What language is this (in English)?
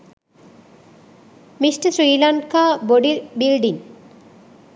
Sinhala